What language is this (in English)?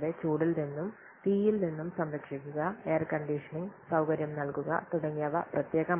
Malayalam